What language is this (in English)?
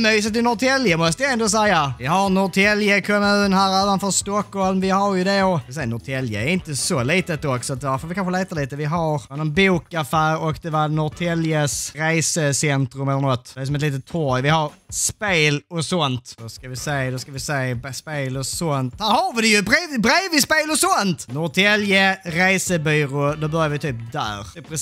Swedish